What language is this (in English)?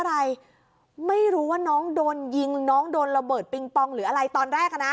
Thai